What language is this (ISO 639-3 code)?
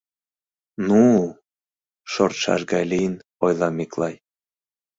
chm